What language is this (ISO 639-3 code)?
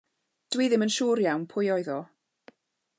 cym